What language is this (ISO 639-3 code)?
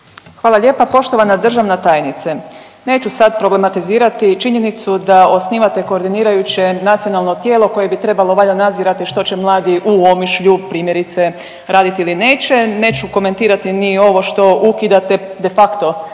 hrv